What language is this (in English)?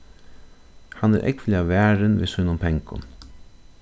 Faroese